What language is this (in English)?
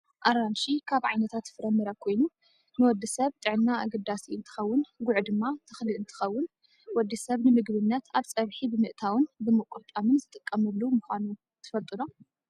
Tigrinya